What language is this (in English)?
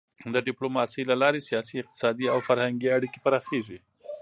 Pashto